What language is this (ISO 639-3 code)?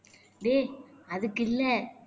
tam